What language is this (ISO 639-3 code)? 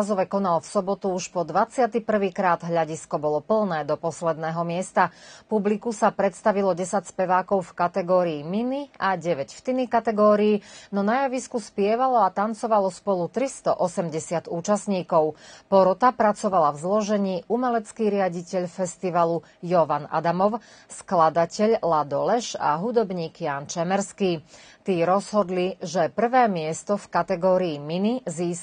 slk